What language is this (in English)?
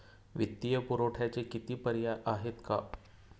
Marathi